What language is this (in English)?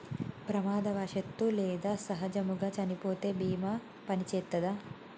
Telugu